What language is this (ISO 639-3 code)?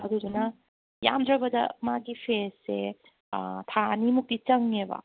mni